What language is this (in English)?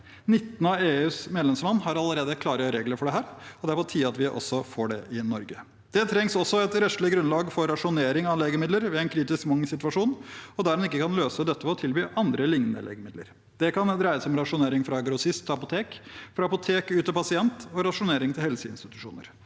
Norwegian